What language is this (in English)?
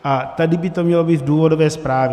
Czech